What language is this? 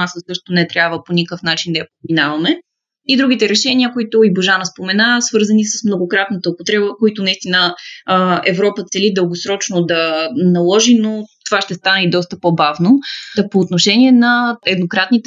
Bulgarian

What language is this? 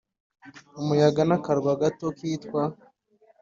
Kinyarwanda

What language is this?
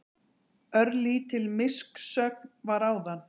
Icelandic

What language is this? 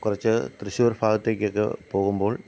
Malayalam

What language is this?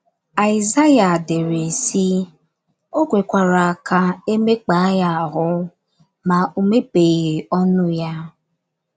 Igbo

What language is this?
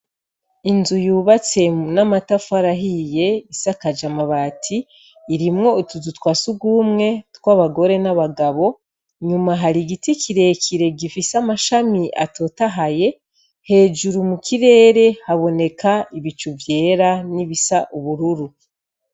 Rundi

